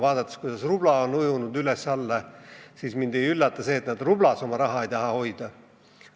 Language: Estonian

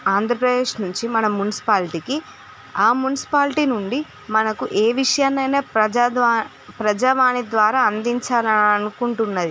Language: Telugu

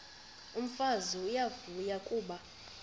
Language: Xhosa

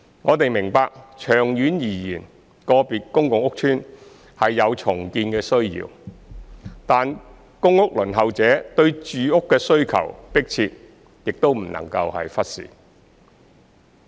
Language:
Cantonese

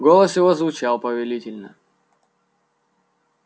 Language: Russian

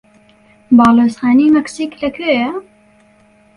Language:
Central Kurdish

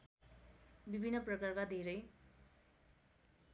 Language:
Nepali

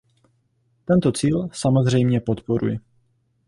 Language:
Czech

